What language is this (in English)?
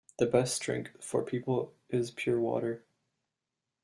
English